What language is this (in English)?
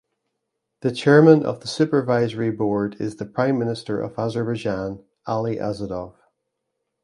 English